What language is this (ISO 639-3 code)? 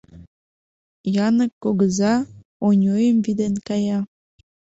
chm